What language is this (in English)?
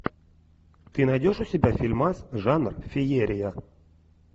Russian